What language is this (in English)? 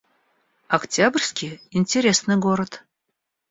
Russian